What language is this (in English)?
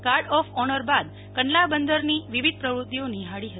Gujarati